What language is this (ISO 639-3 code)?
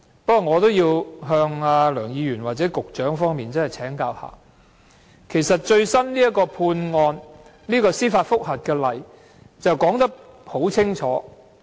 yue